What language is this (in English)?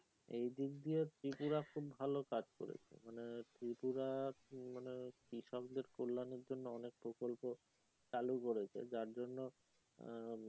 Bangla